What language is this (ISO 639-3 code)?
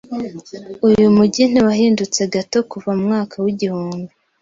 kin